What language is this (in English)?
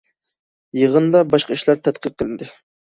Uyghur